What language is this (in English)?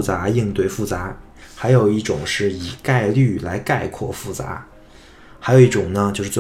Chinese